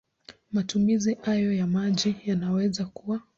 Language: Swahili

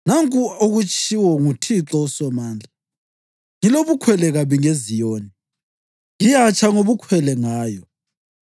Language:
North Ndebele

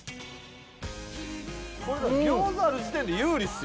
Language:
Japanese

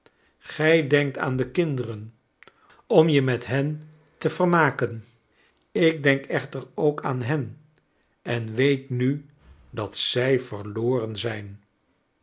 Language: Dutch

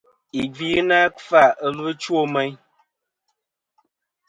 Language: Kom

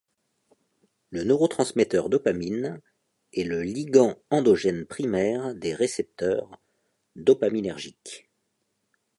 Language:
French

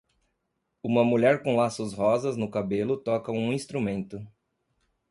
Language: Portuguese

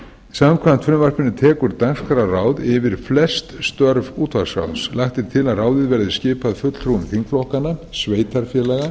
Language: Icelandic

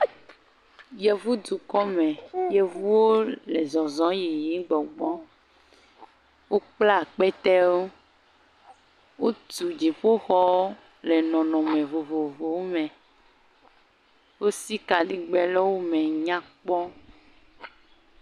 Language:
Ewe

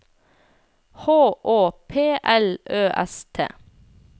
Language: Norwegian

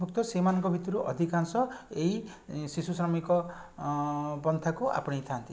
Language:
Odia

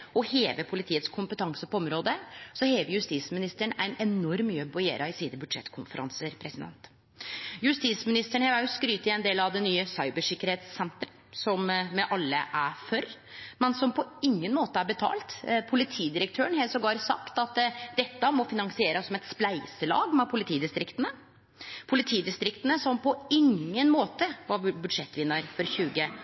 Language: Norwegian Nynorsk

